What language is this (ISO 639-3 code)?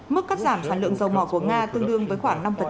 vie